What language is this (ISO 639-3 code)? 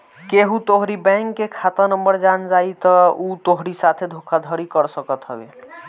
bho